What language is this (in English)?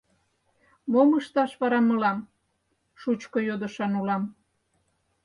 Mari